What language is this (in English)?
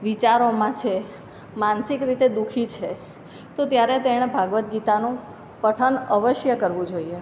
Gujarati